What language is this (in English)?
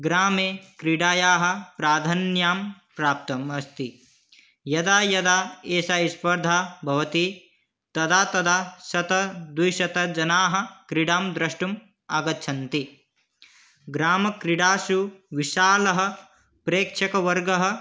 Sanskrit